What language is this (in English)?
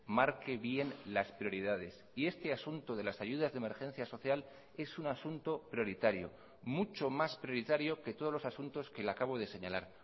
Spanish